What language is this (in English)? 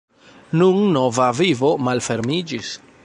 Esperanto